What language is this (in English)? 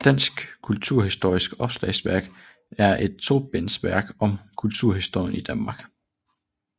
Danish